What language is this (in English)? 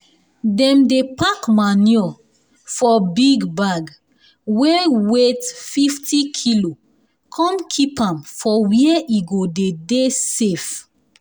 Nigerian Pidgin